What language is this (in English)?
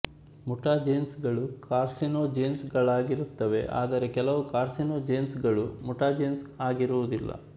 Kannada